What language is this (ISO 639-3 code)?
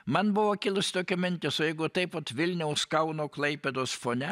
lit